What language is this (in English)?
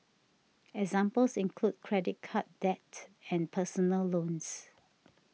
English